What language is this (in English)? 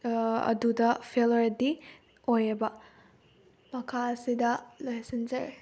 Manipuri